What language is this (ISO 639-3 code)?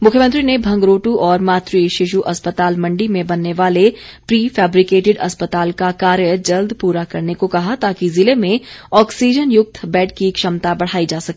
hin